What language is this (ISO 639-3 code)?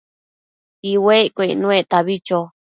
mcf